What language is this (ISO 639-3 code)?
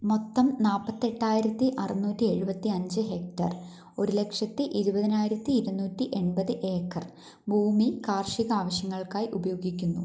mal